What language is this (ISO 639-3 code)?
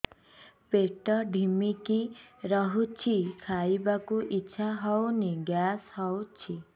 ori